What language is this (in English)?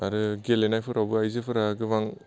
Bodo